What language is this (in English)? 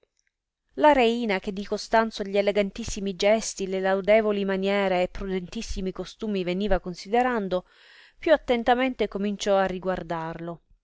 Italian